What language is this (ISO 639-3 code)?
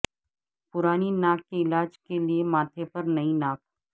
urd